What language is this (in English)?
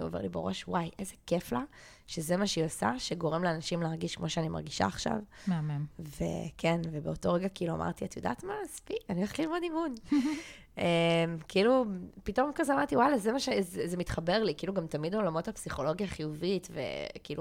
Hebrew